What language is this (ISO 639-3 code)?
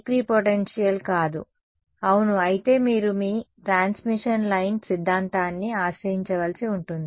tel